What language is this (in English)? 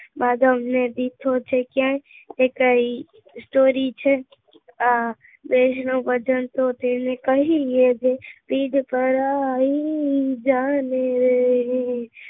Gujarati